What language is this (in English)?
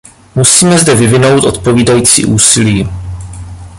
Czech